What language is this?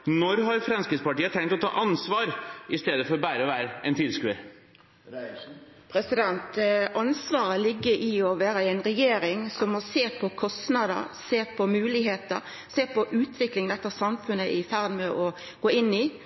Norwegian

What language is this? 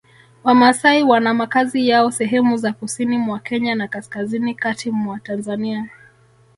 Swahili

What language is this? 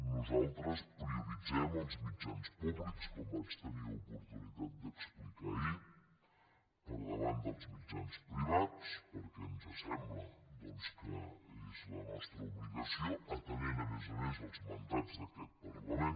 Catalan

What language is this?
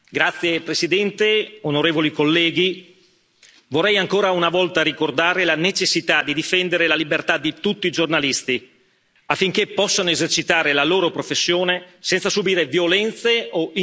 Italian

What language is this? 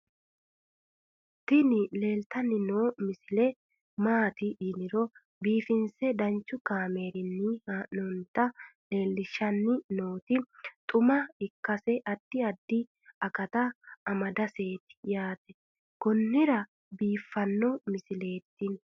Sidamo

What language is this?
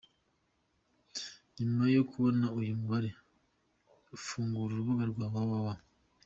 Kinyarwanda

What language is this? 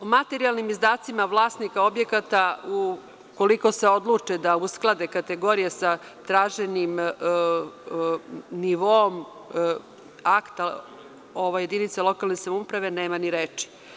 Serbian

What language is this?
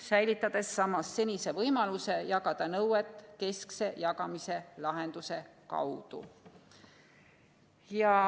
Estonian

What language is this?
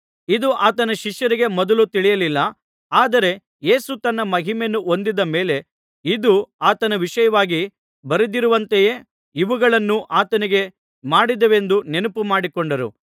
Kannada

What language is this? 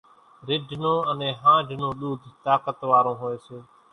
Kachi Koli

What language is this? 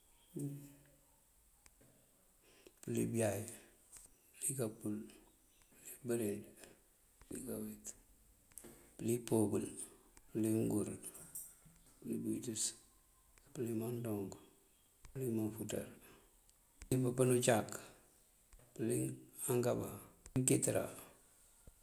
Mandjak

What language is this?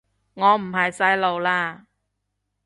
Cantonese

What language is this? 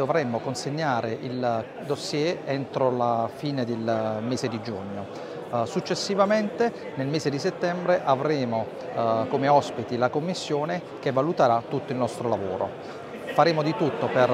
Italian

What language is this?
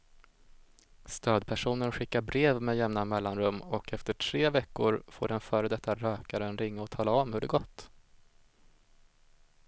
Swedish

